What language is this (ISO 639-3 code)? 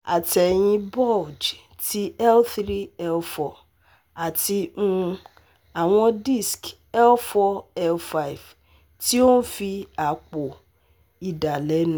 yor